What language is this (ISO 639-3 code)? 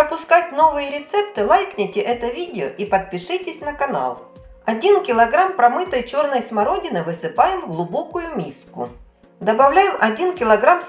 rus